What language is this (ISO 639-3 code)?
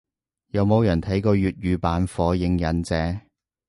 yue